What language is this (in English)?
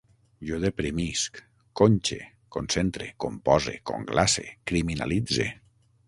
Catalan